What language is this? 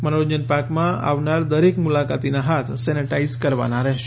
Gujarati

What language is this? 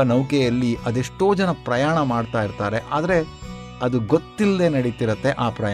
Kannada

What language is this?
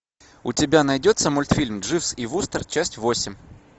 Russian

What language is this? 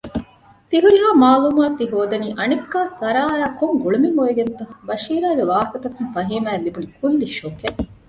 Divehi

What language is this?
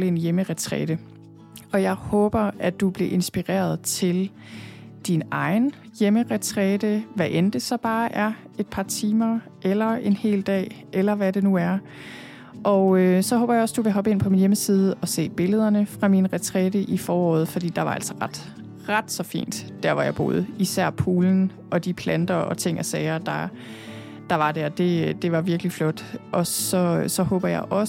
Danish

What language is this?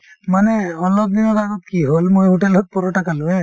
Assamese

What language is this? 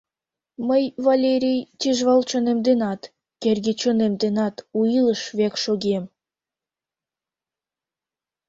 Mari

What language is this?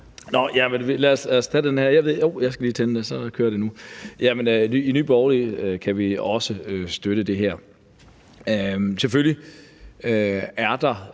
Danish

